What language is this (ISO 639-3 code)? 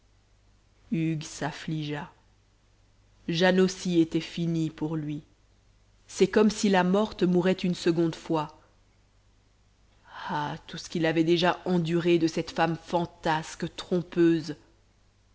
fra